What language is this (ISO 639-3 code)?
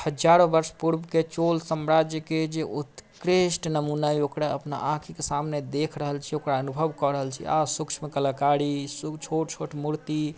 mai